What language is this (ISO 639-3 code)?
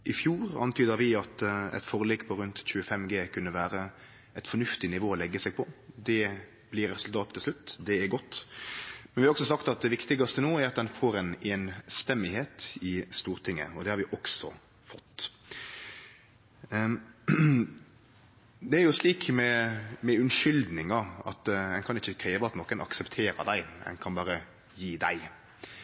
nno